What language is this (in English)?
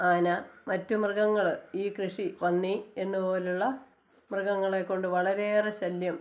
Malayalam